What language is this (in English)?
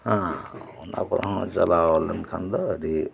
Santali